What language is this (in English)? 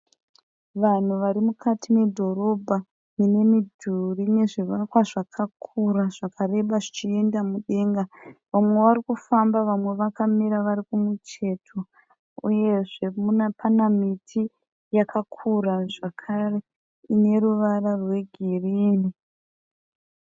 Shona